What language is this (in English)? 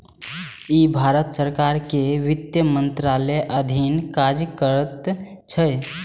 Maithili